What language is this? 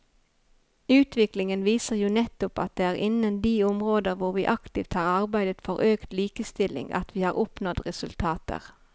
Norwegian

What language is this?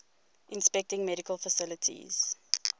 English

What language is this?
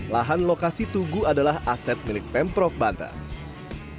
Indonesian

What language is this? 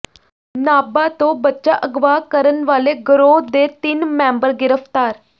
Punjabi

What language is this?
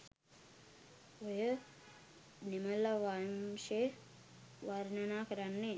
Sinhala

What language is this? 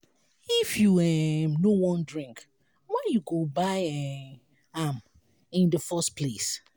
Nigerian Pidgin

